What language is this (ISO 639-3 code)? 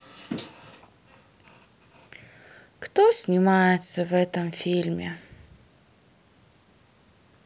rus